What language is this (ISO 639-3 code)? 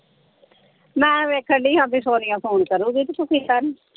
pan